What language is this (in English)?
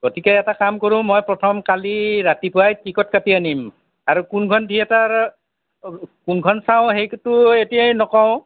Assamese